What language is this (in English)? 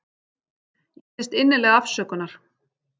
Icelandic